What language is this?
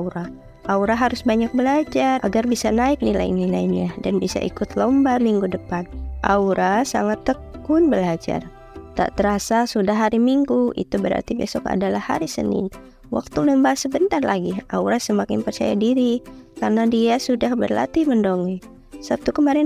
Indonesian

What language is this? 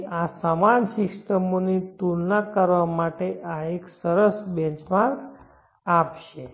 Gujarati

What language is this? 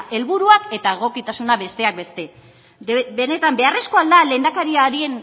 Basque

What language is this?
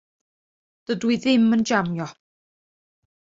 Welsh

